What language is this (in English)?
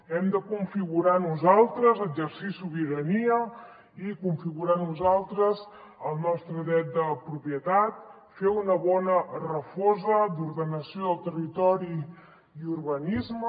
Catalan